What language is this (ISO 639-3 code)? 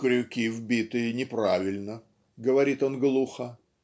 rus